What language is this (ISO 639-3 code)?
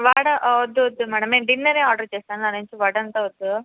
tel